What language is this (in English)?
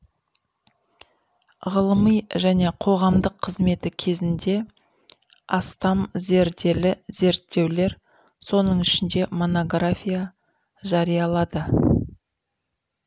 Kazakh